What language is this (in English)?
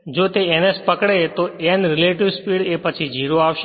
Gujarati